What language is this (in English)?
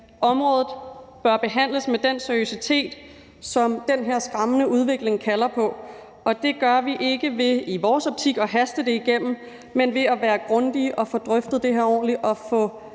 Danish